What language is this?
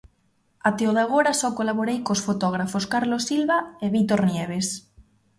Galician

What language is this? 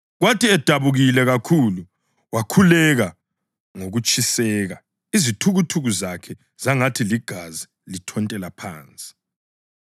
North Ndebele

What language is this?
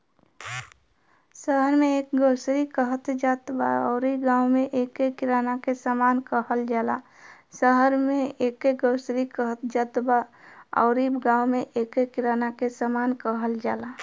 Bhojpuri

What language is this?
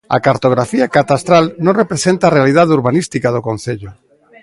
Galician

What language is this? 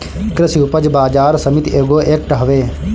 Bhojpuri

